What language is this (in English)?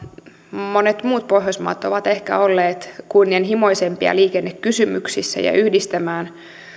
Finnish